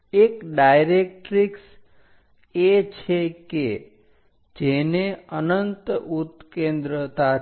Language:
Gujarati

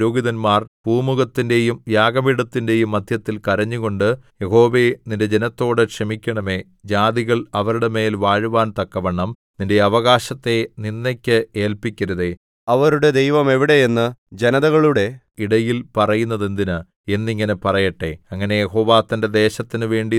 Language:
Malayalam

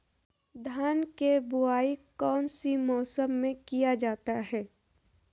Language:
Magahi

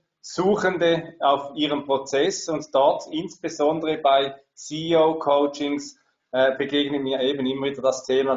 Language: German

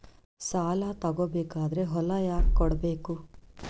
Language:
Kannada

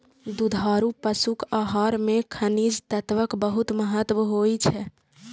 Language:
Maithili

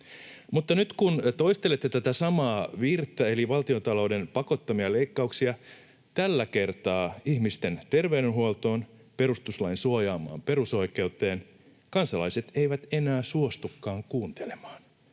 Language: Finnish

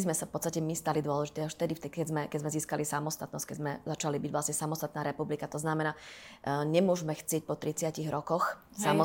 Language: Slovak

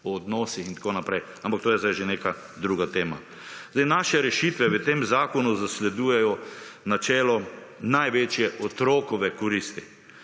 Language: Slovenian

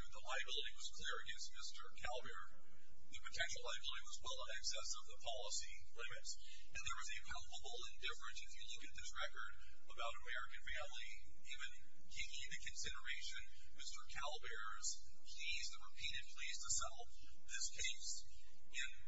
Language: English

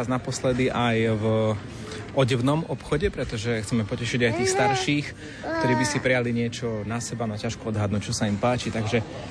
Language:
Slovak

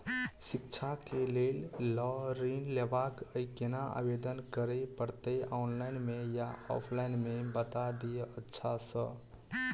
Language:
Maithili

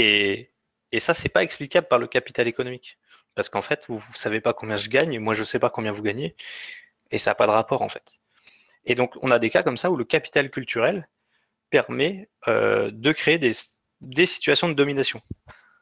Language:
French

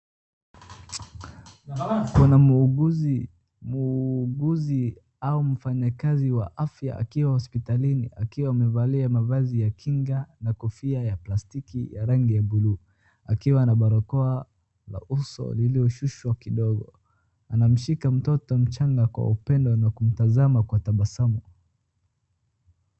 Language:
Swahili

